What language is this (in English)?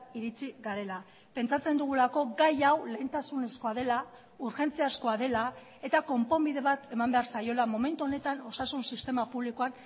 Basque